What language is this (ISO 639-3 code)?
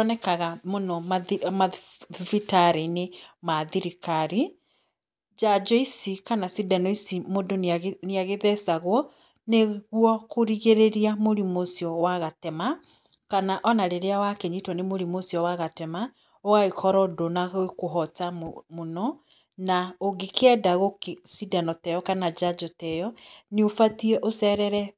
kik